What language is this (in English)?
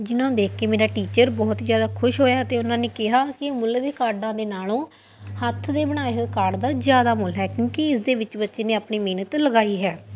Punjabi